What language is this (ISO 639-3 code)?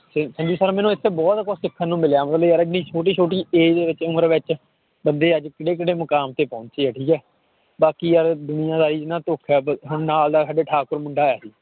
pan